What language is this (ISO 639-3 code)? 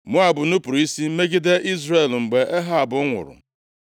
ibo